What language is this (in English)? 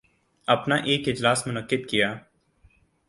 Urdu